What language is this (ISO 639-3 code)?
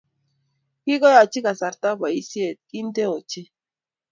kln